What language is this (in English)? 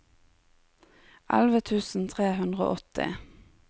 Norwegian